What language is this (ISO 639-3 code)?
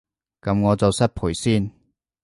yue